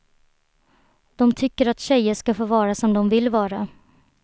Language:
Swedish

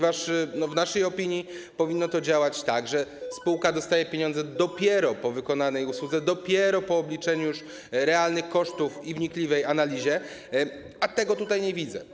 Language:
Polish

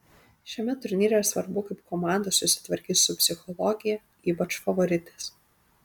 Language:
Lithuanian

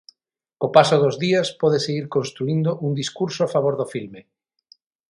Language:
Galician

